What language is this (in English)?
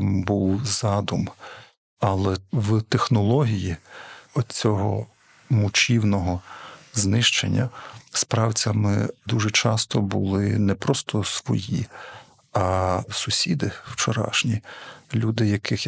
Ukrainian